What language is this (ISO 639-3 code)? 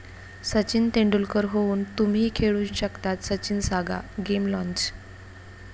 mar